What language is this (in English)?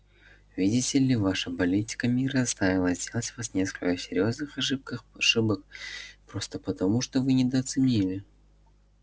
Russian